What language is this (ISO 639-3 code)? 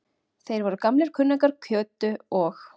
isl